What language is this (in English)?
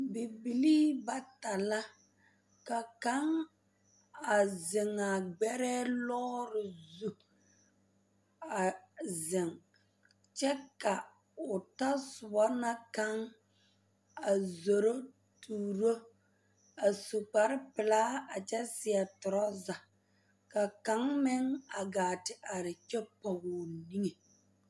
Southern Dagaare